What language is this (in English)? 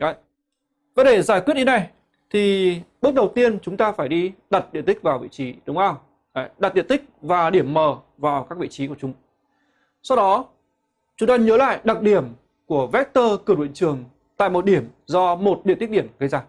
Vietnamese